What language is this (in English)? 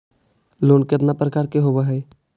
Magahi